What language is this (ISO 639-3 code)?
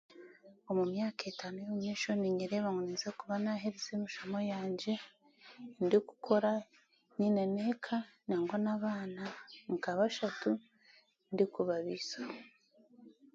cgg